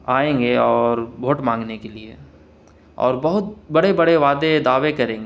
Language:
Urdu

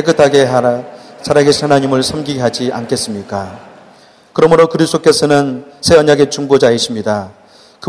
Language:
Korean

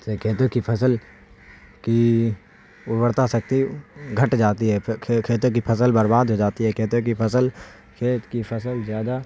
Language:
Urdu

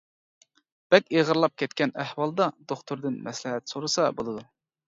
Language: Uyghur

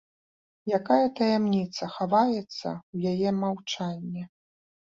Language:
Belarusian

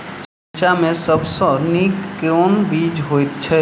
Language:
Maithili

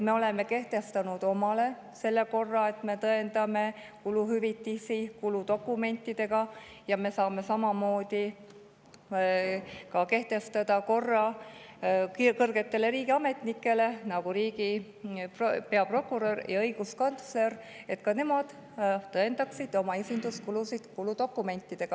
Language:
Estonian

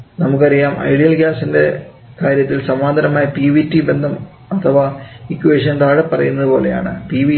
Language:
Malayalam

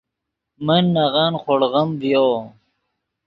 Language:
Yidgha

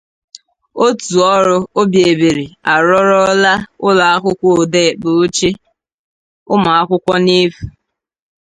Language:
Igbo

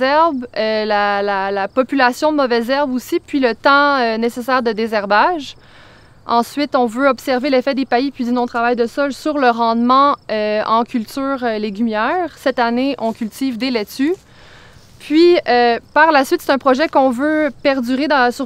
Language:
French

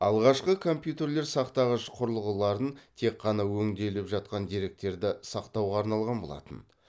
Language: Kazakh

